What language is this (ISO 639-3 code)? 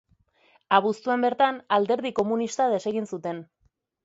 eus